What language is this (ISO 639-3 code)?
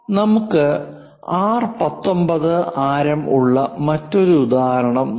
mal